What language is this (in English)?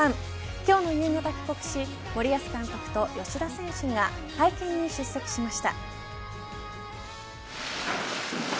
Japanese